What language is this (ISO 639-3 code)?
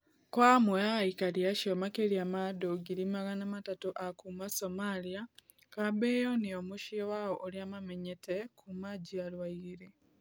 kik